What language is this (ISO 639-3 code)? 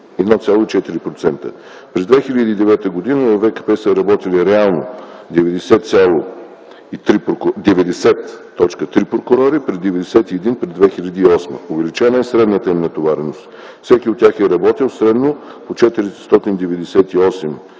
bul